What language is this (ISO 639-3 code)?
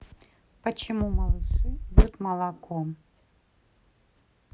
rus